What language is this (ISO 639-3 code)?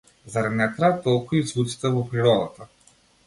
mkd